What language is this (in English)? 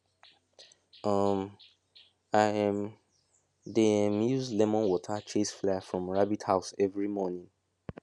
Nigerian Pidgin